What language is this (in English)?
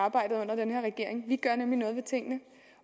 Danish